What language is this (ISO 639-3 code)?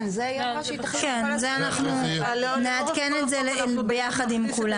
heb